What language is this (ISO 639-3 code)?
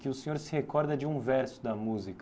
por